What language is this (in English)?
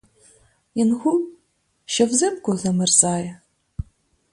Ukrainian